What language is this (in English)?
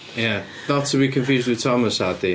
Welsh